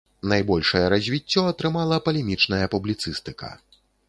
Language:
Belarusian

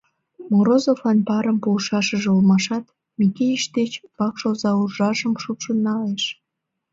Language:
Mari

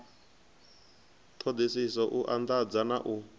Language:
Venda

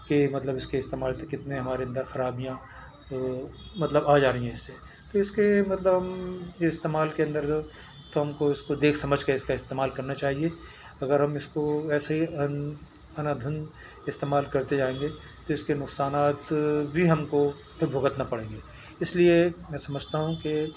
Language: Urdu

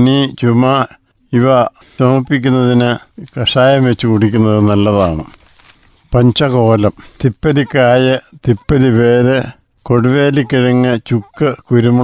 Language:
Malayalam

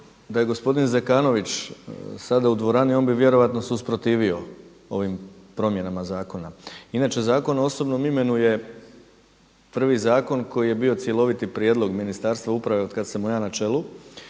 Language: Croatian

